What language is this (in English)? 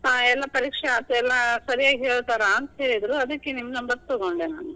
Kannada